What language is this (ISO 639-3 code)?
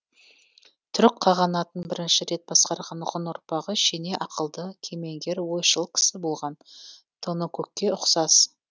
kaz